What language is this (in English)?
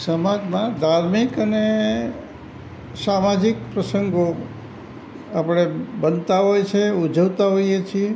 Gujarati